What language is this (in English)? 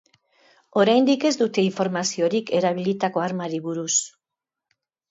Basque